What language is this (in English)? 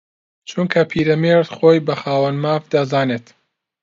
Central Kurdish